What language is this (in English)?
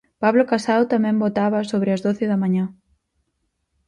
Galician